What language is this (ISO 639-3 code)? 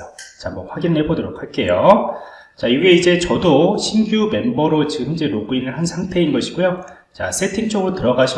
kor